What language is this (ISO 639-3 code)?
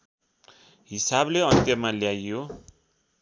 nep